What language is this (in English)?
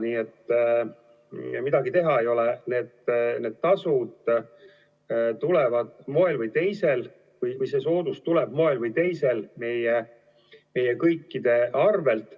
Estonian